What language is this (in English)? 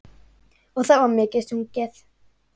Icelandic